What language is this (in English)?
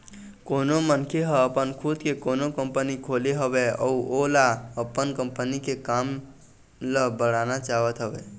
Chhattisgarhi